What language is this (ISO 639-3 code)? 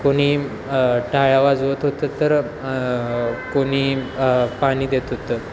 mar